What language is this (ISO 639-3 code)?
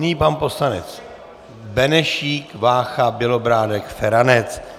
ces